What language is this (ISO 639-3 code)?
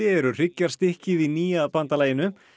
isl